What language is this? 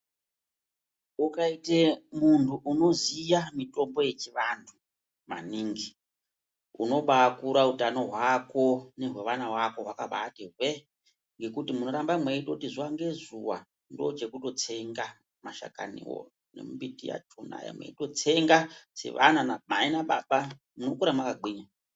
Ndau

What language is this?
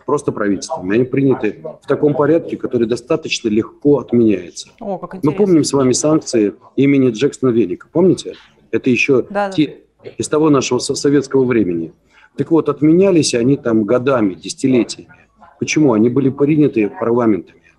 Russian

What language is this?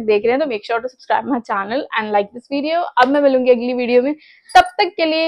Hindi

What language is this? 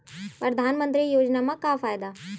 Chhattisgarhi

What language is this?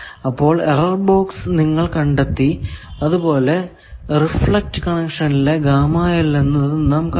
Malayalam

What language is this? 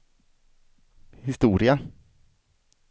Swedish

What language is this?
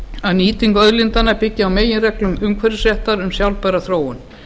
Icelandic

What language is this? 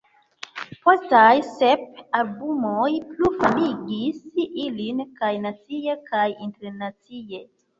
Esperanto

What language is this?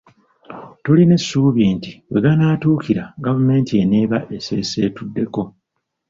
Ganda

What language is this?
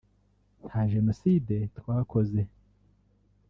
Kinyarwanda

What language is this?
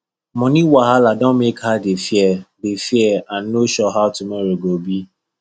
Nigerian Pidgin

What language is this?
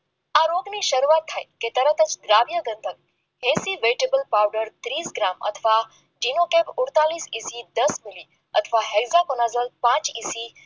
Gujarati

